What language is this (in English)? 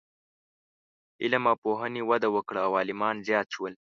Pashto